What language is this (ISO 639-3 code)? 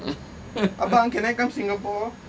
eng